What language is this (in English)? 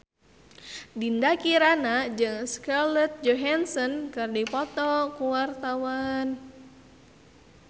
Sundanese